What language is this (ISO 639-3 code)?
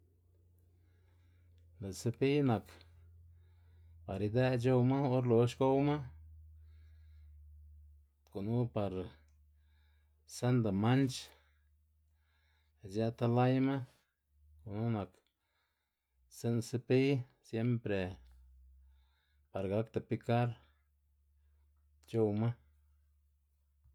ztg